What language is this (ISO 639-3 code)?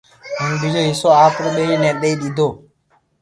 lrk